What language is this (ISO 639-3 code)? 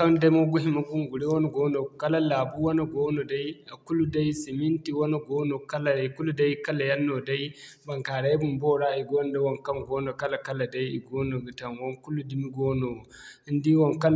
dje